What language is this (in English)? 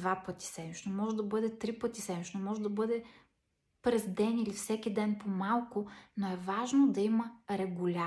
Bulgarian